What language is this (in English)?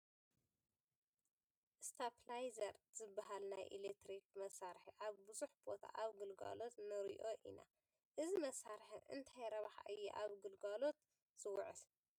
Tigrinya